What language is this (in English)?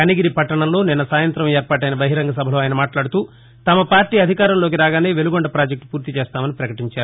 Telugu